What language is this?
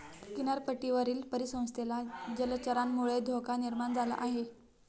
Marathi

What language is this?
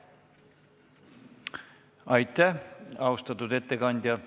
Estonian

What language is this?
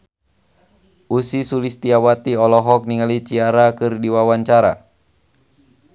Sundanese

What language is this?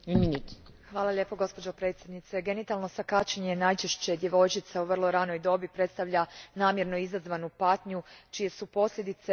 Croatian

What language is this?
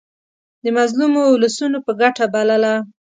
Pashto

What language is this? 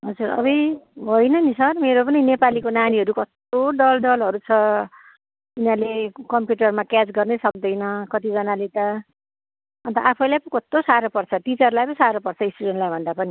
Nepali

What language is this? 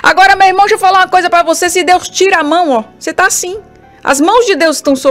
Portuguese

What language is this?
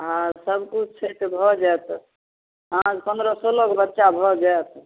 Maithili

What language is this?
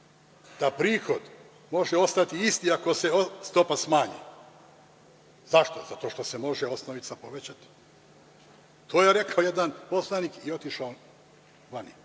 Serbian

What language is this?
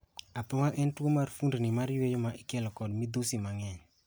Luo (Kenya and Tanzania)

